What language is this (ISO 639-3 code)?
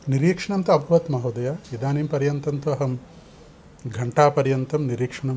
san